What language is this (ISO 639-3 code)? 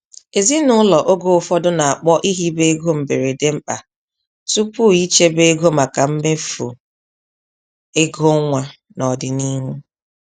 ibo